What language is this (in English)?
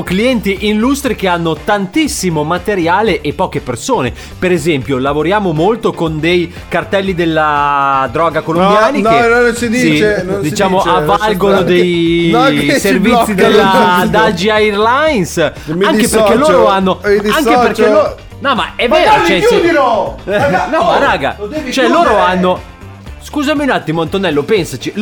Italian